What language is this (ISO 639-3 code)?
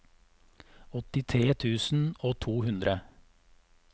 nor